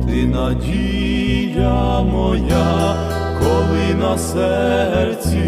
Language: Ukrainian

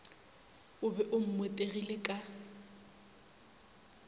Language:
Northern Sotho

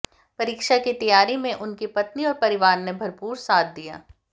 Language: Hindi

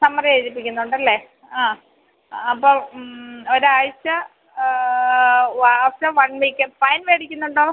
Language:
Malayalam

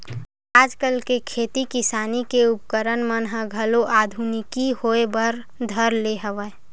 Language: Chhattisgarhi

